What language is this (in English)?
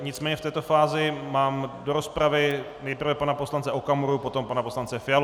Czech